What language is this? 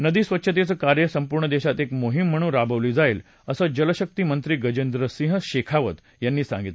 Marathi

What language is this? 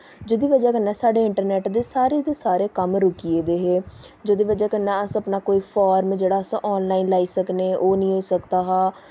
Dogri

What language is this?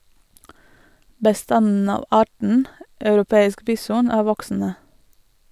Norwegian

